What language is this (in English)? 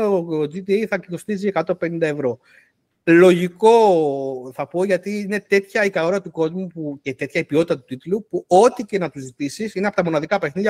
Greek